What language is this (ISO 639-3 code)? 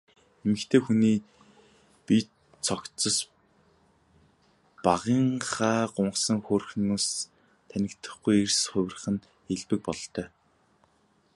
mon